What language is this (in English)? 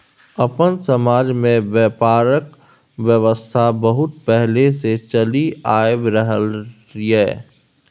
Maithili